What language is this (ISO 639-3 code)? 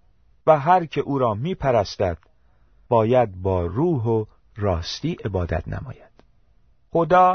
fas